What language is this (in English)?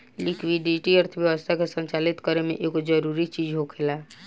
Bhojpuri